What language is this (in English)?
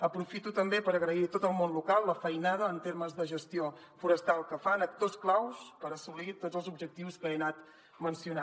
Catalan